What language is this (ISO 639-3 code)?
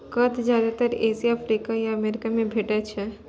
mai